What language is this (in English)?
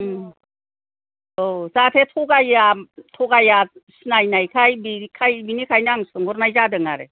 Bodo